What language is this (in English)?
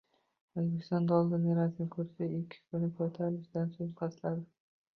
Uzbek